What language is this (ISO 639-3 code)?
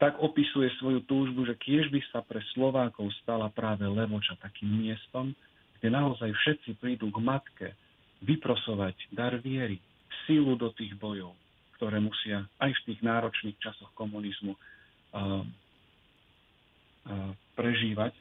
slk